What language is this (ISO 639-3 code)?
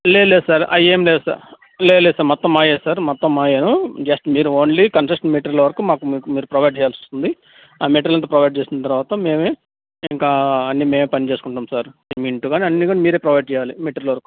tel